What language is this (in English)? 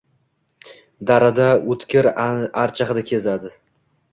Uzbek